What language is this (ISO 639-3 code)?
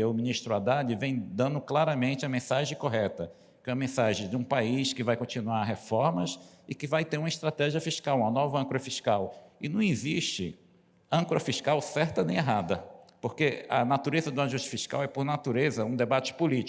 por